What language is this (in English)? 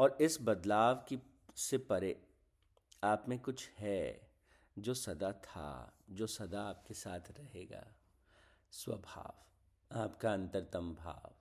Hindi